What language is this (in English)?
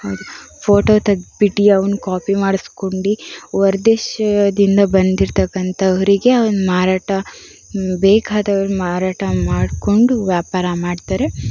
Kannada